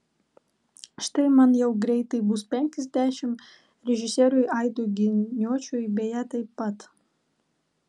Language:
Lithuanian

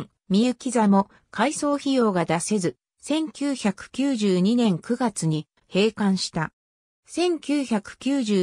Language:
Japanese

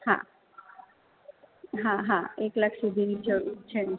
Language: Gujarati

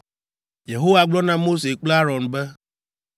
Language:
Ewe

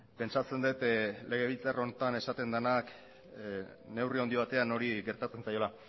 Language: Basque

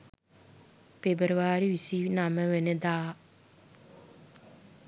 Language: Sinhala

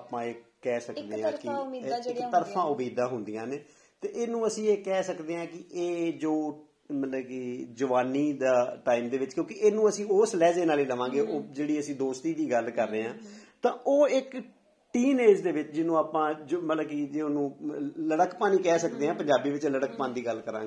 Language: Punjabi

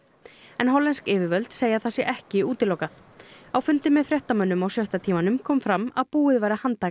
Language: Icelandic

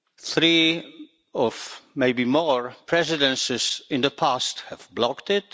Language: English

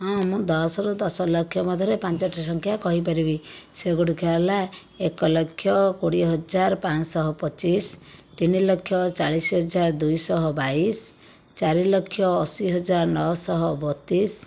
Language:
Odia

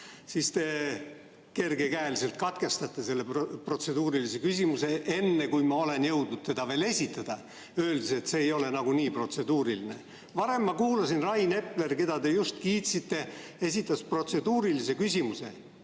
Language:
Estonian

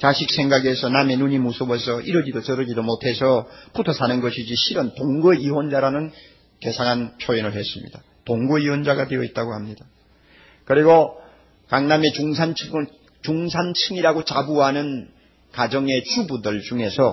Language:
Korean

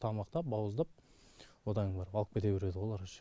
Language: Kazakh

